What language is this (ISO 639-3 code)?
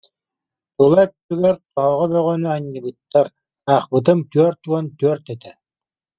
sah